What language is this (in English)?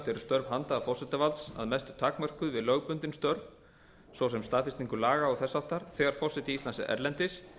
Icelandic